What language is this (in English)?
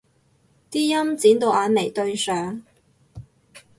Cantonese